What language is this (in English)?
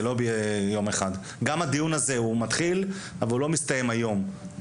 Hebrew